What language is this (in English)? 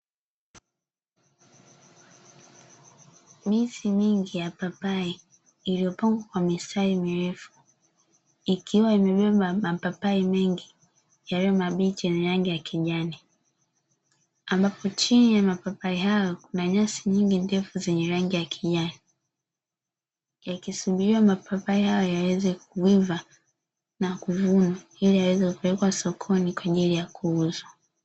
Swahili